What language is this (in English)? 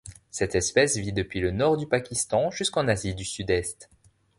French